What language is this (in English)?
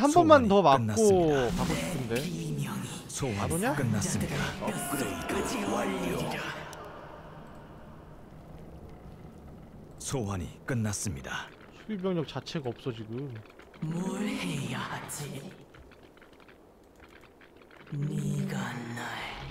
Korean